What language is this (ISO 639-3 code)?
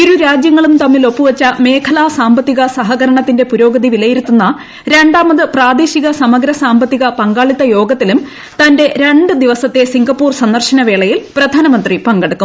mal